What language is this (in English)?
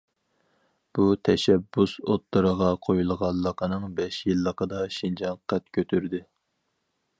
Uyghur